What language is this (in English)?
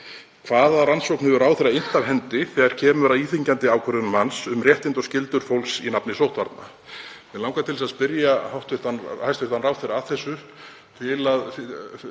Icelandic